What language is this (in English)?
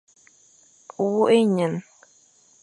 Fang